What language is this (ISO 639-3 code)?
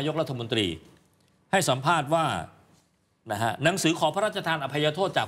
tha